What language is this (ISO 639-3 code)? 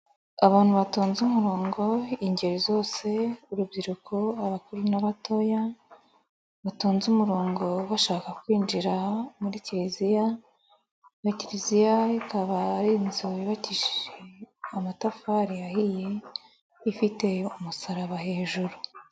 kin